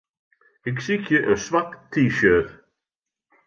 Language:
Western Frisian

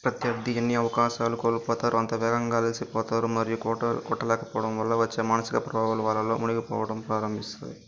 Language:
Telugu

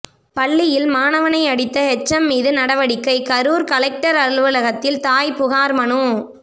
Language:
Tamil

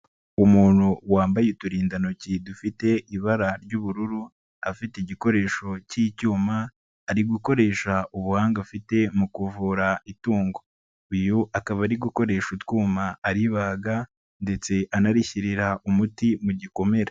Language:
Kinyarwanda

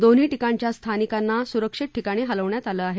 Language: Marathi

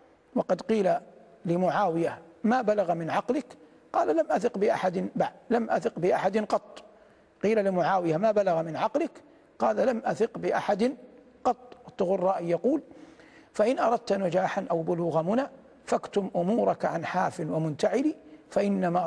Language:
Arabic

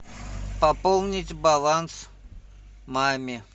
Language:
Russian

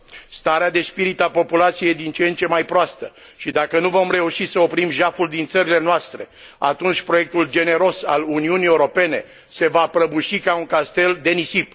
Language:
Romanian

